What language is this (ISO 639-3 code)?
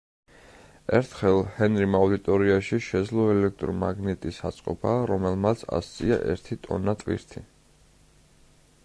kat